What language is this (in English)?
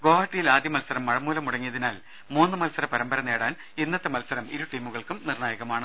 Malayalam